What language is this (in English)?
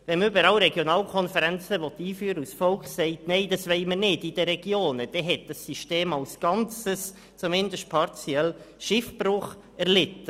Swiss German